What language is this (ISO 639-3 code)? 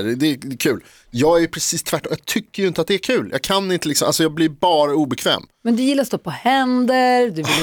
swe